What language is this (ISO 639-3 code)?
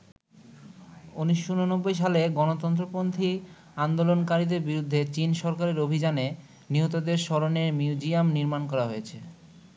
ben